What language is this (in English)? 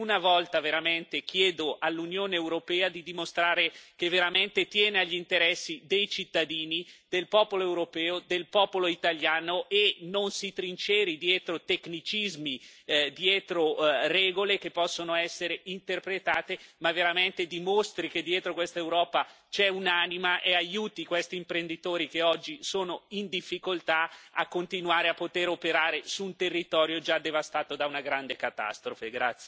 Italian